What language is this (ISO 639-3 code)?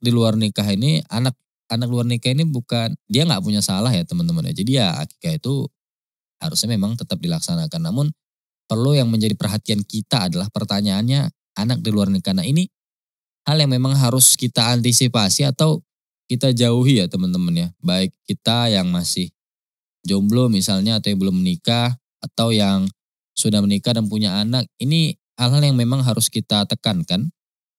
ind